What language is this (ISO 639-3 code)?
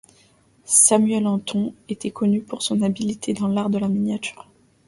fra